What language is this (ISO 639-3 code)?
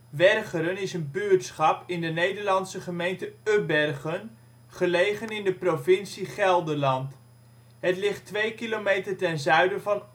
nld